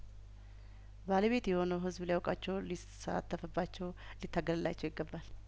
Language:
Amharic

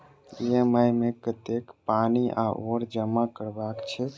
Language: Maithili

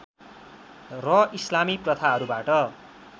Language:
Nepali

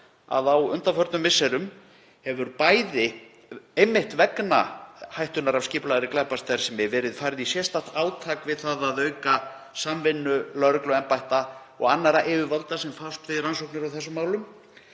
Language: Icelandic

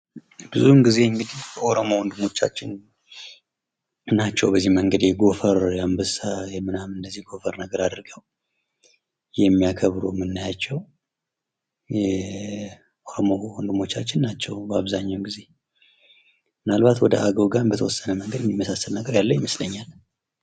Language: Amharic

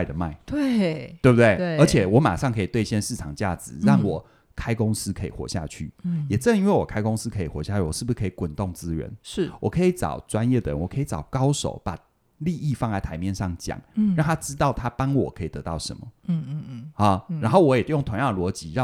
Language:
Chinese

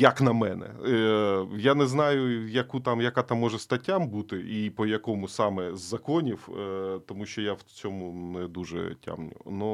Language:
Ukrainian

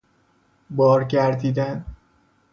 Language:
Persian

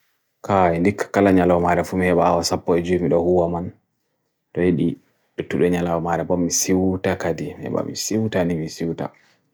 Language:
Bagirmi Fulfulde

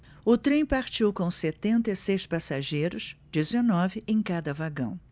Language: Portuguese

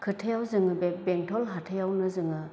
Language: Bodo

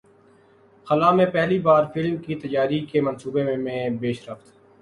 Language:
Urdu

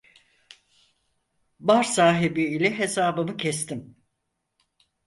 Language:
Turkish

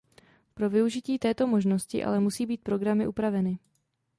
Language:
Czech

